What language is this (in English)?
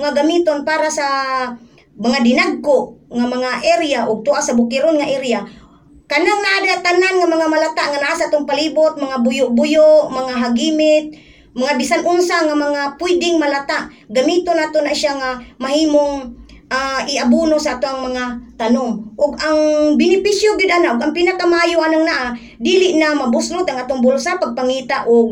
Filipino